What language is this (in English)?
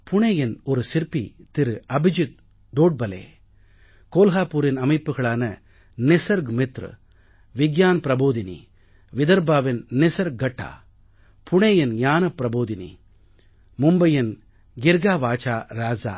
Tamil